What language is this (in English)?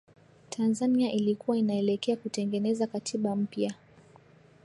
Swahili